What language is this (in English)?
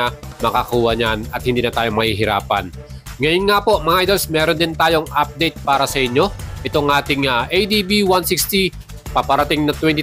Filipino